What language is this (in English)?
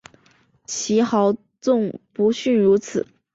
Chinese